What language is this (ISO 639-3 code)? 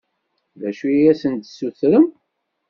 kab